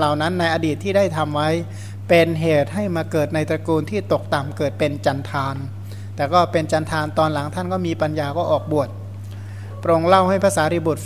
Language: Thai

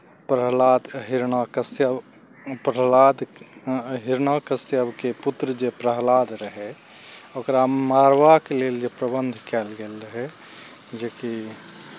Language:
Maithili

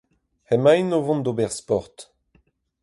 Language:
Breton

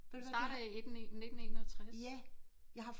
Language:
Danish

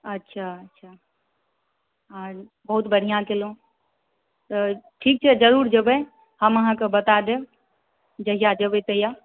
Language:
Maithili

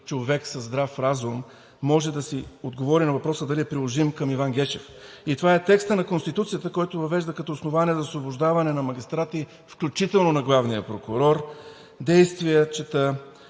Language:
Bulgarian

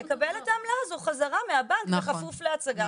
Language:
Hebrew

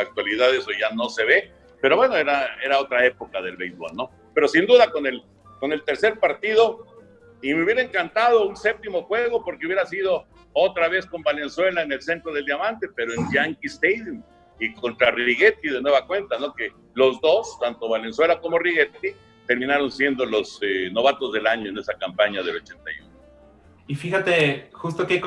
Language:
Spanish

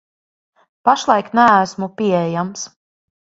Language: Latvian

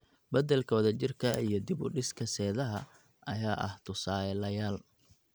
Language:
Somali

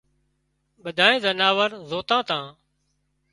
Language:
Wadiyara Koli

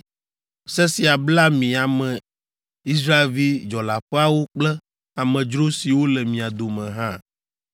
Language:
Ewe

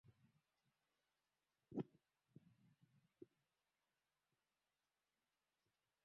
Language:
Swahili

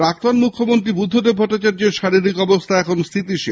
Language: Bangla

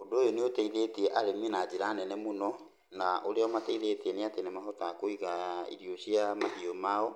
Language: Kikuyu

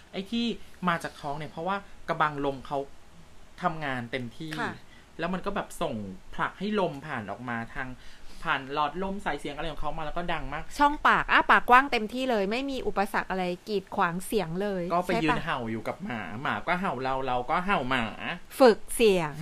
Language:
Thai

